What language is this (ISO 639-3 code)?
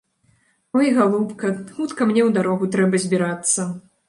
bel